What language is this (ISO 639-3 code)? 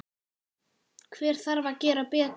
isl